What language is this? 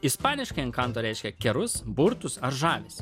Lithuanian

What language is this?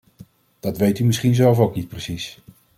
Dutch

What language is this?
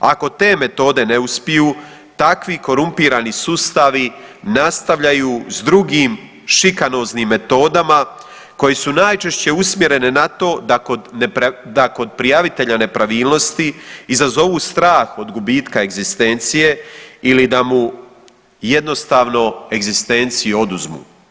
Croatian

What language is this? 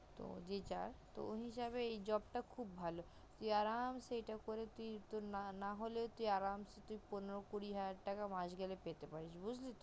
Bangla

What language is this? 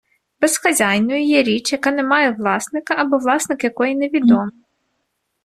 Ukrainian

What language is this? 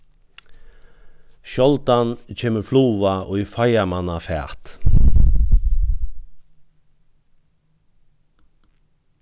Faroese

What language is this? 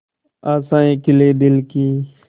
Hindi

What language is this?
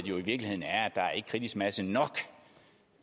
Danish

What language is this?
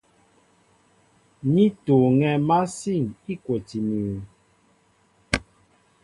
Mbo (Cameroon)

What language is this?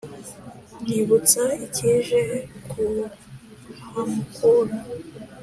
Kinyarwanda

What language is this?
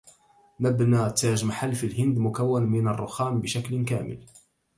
Arabic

